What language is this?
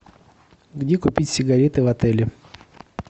Russian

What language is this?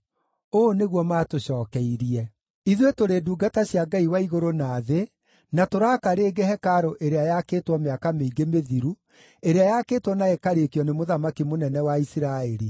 Kikuyu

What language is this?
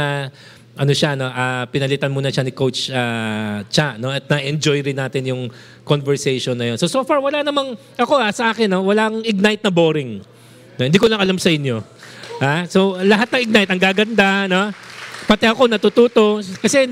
Filipino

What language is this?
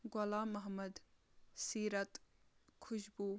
Kashmiri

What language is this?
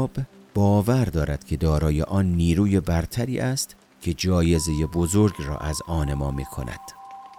Persian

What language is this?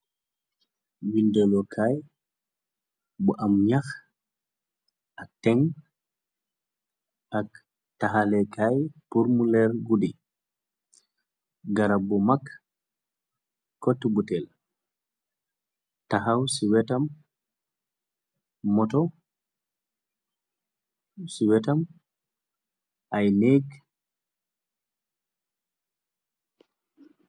Wolof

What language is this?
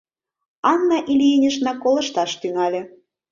Mari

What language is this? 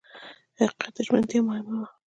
Pashto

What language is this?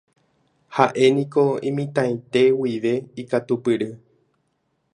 Guarani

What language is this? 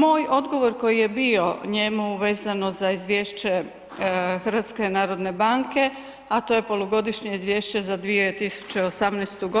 Croatian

